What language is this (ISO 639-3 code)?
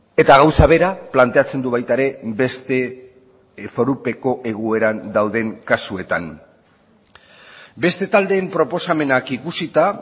eus